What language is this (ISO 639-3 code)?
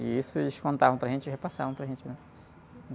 por